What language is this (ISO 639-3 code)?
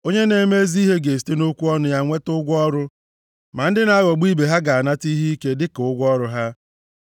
ibo